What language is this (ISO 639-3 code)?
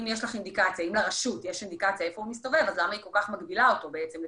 heb